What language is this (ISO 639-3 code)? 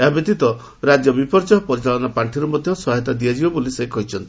ori